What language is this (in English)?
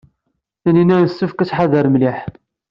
Kabyle